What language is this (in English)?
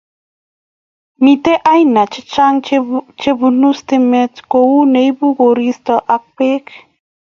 Kalenjin